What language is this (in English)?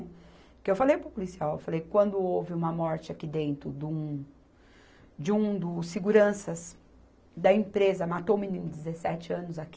Portuguese